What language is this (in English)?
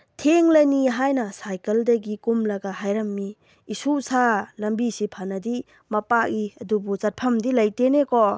Manipuri